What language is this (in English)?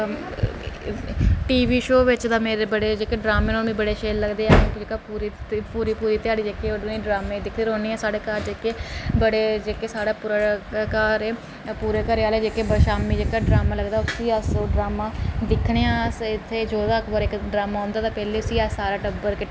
Dogri